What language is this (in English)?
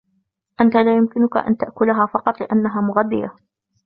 Arabic